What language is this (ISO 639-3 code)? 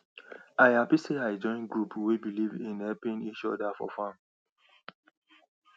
pcm